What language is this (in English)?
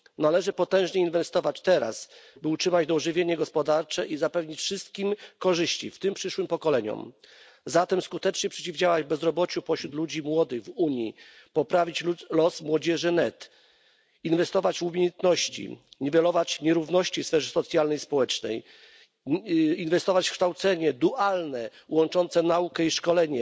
Polish